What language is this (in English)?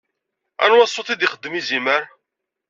Kabyle